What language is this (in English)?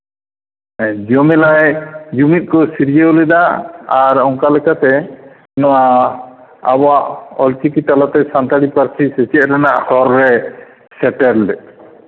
Santali